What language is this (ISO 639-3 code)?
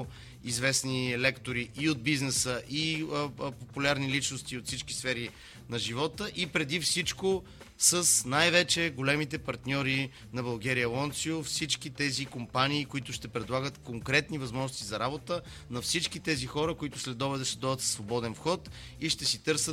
bul